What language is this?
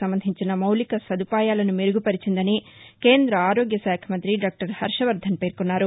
Telugu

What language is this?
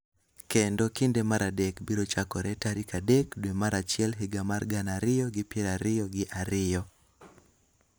Luo (Kenya and Tanzania)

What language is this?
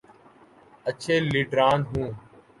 Urdu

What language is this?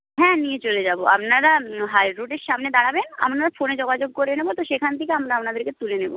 Bangla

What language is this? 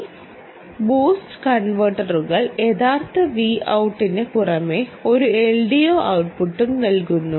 Malayalam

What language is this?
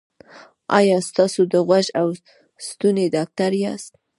Pashto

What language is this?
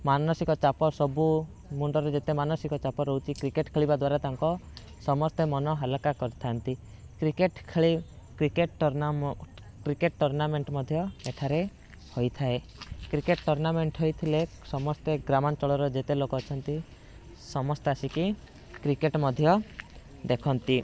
Odia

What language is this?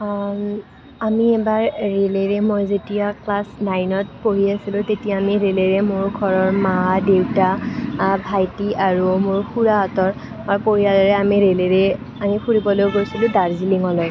Assamese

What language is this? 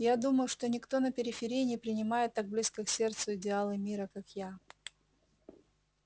Russian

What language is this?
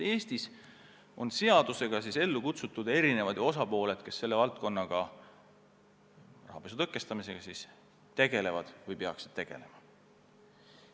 Estonian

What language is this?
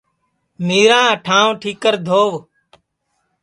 Sansi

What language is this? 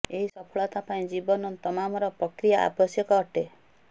Odia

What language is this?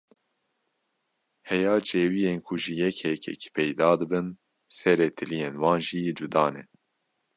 Kurdish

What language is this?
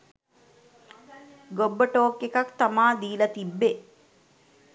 Sinhala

